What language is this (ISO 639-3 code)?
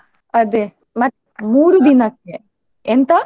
kan